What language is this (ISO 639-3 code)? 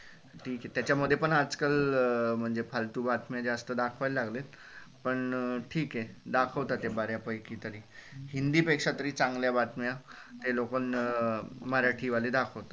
mar